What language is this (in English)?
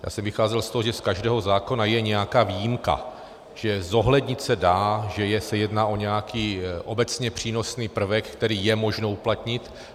Czech